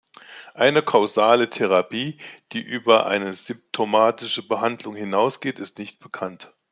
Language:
German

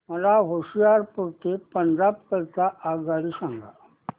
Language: Marathi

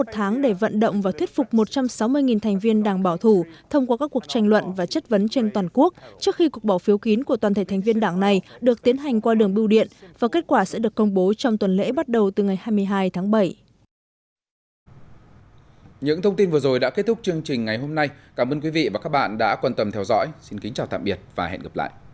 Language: Vietnamese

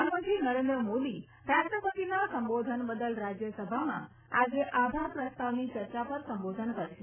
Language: Gujarati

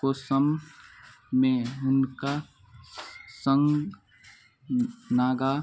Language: Maithili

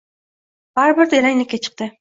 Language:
Uzbek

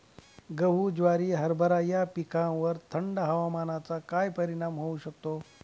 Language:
Marathi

